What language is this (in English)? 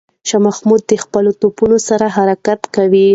Pashto